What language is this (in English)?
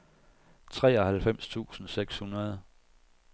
Danish